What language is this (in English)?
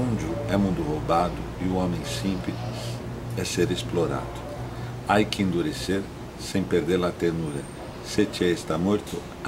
Portuguese